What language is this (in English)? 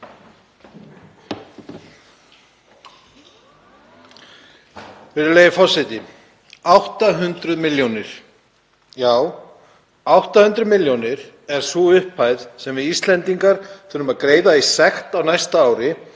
Icelandic